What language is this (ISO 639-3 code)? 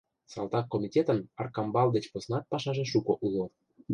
chm